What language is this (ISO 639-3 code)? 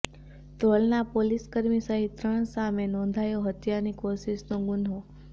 guj